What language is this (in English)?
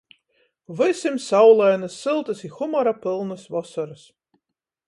Latgalian